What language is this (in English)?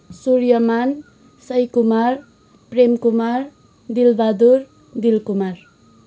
Nepali